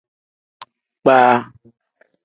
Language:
Tem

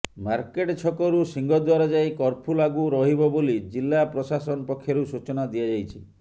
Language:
Odia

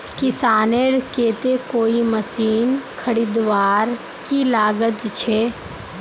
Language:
Magahi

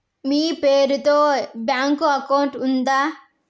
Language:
Telugu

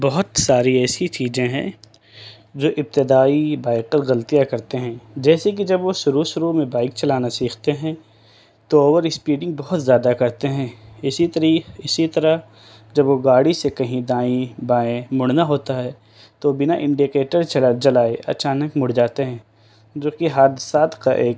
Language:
Urdu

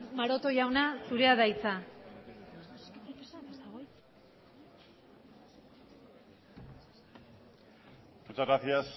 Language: Basque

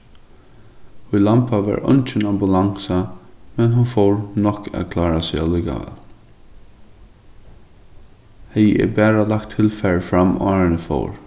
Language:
Faroese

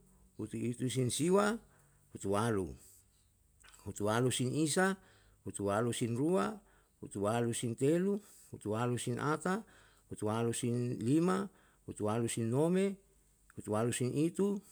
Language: Yalahatan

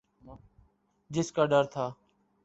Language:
Urdu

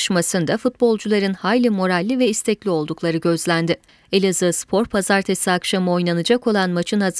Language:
Turkish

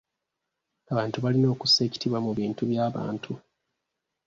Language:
Ganda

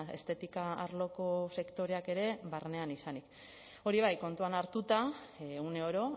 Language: Basque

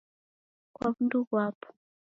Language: Taita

